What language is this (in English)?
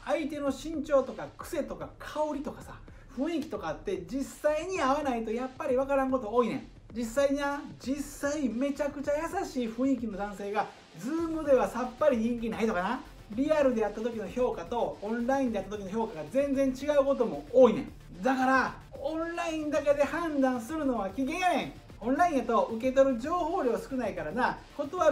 Japanese